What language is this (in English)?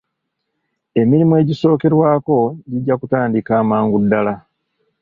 Ganda